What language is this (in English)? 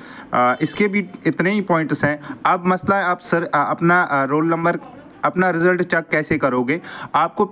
Hindi